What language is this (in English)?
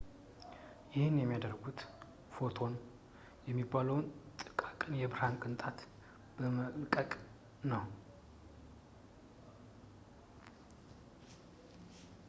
Amharic